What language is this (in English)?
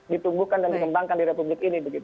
Indonesian